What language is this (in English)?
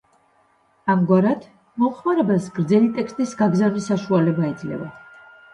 Georgian